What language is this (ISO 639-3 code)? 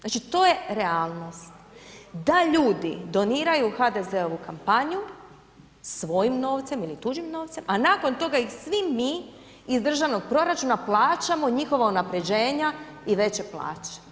hrv